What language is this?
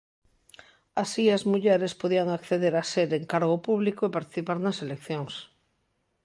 Galician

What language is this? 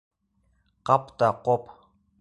Bashkir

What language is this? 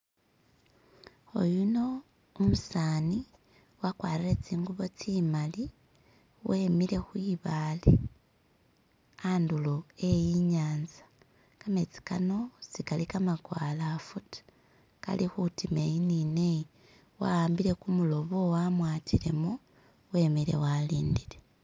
Masaaba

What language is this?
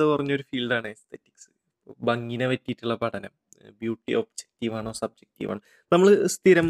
Malayalam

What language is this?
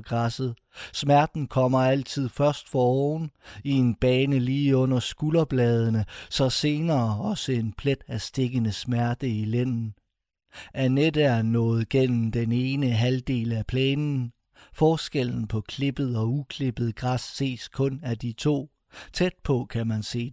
Danish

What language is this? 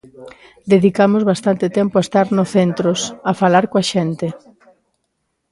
Galician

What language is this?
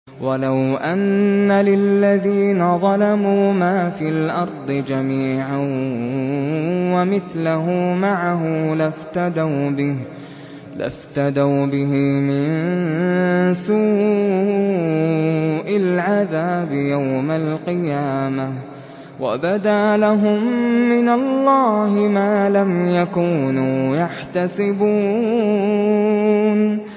Arabic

